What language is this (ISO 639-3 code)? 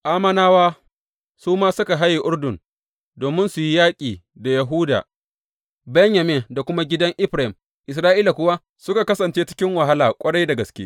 hau